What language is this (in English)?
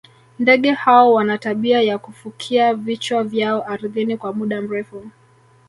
Swahili